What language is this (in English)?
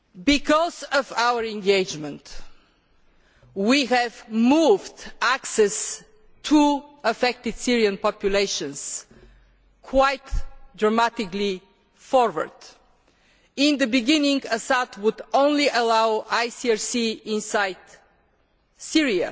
English